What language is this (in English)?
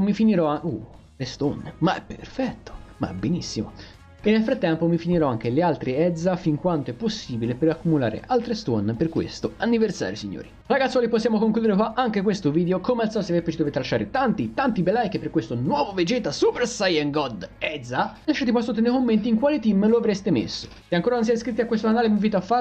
Italian